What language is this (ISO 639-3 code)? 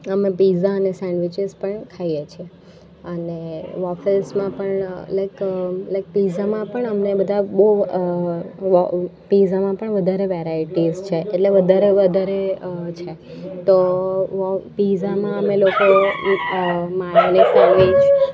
guj